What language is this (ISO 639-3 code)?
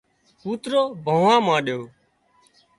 kxp